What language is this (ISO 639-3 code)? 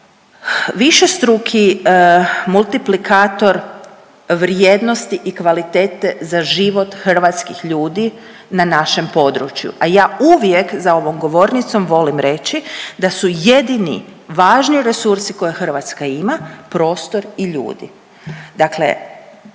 hrv